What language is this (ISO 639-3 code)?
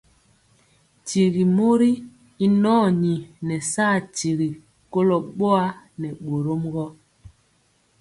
mcx